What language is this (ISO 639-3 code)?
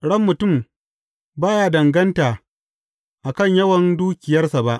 hau